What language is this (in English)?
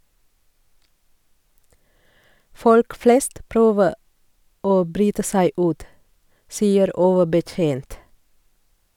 Norwegian